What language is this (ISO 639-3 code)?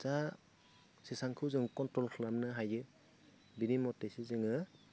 brx